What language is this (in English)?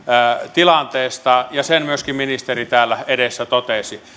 Finnish